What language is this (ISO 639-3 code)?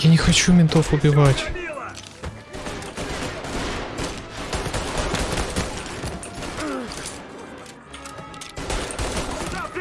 rus